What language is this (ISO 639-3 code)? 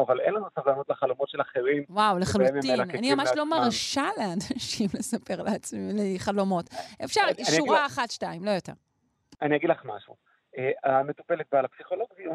heb